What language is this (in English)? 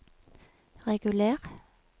Norwegian